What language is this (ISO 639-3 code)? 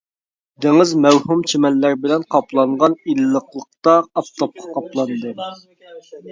uig